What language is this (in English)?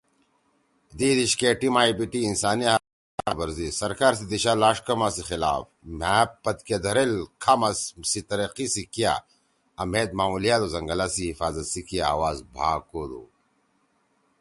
Torwali